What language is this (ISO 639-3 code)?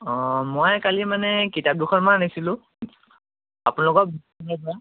asm